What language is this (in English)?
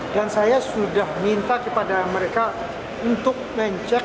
Indonesian